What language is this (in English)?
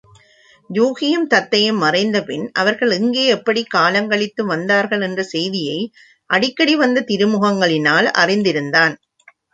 Tamil